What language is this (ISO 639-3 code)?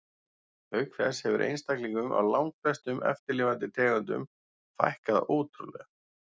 isl